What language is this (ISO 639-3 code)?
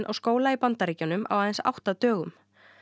isl